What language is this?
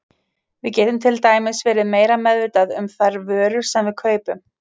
Icelandic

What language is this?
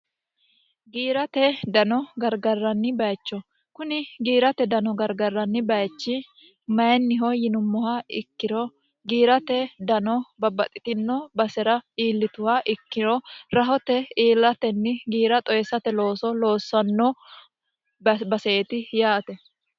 Sidamo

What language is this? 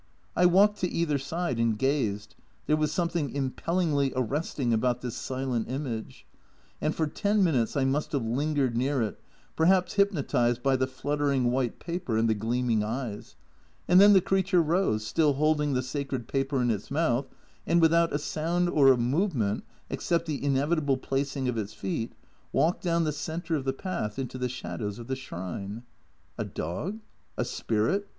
English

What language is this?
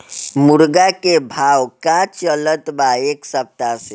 Bhojpuri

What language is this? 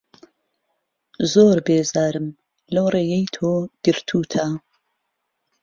Central Kurdish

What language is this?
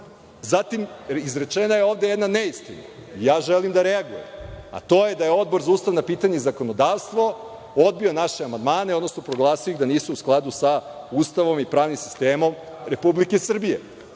Serbian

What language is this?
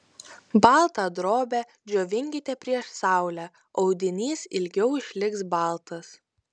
Lithuanian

